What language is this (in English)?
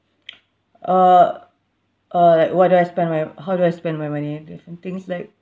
English